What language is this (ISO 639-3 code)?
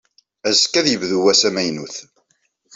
kab